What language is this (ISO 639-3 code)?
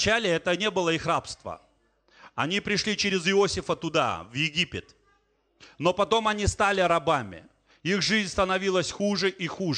rus